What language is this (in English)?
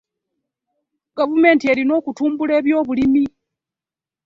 Ganda